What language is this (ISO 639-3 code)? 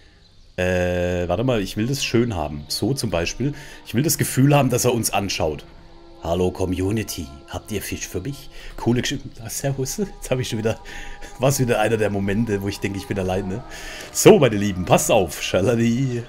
deu